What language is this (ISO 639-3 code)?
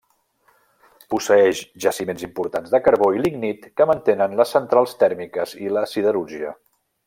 cat